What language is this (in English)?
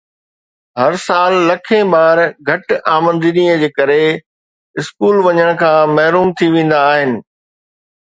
Sindhi